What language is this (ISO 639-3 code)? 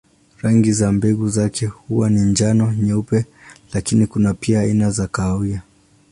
swa